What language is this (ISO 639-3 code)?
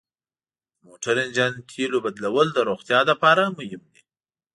pus